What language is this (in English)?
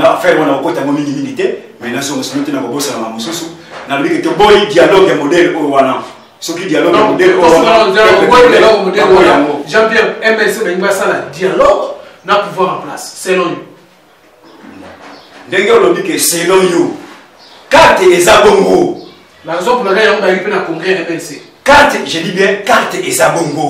French